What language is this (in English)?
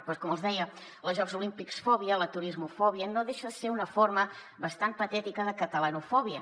Catalan